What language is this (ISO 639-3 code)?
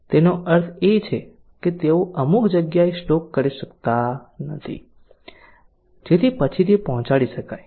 guj